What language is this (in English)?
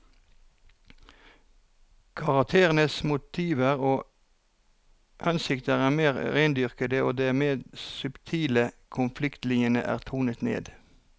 Norwegian